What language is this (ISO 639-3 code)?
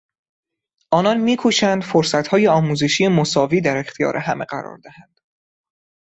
fas